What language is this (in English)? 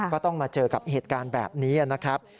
Thai